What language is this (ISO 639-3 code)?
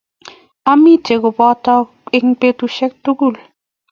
kln